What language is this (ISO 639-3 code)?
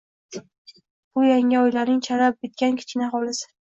uzb